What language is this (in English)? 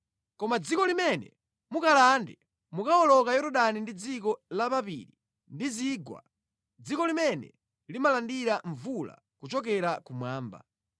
Nyanja